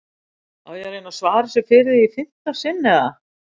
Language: Icelandic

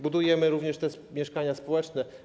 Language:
Polish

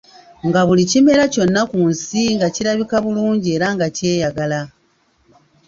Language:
Ganda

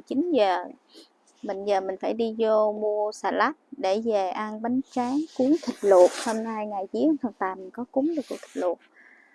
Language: Vietnamese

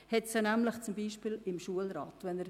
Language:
Swiss German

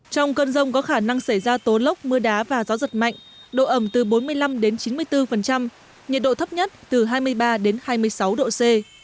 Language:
Vietnamese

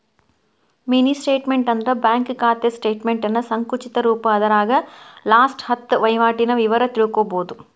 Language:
Kannada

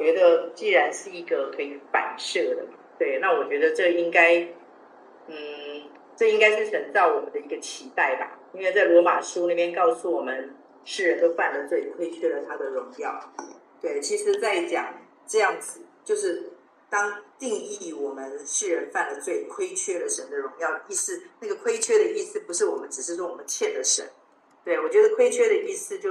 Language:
Chinese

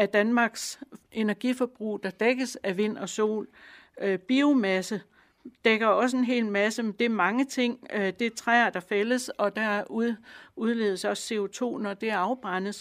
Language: Danish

